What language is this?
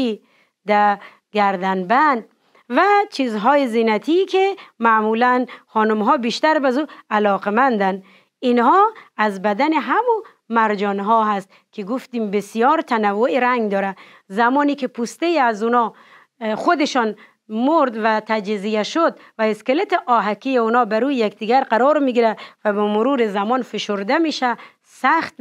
Persian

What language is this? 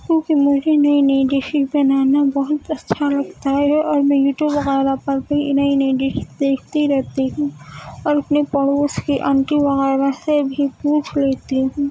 Urdu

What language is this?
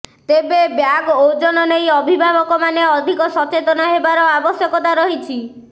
Odia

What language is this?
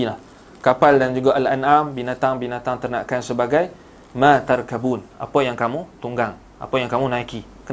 Malay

